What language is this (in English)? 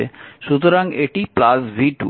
Bangla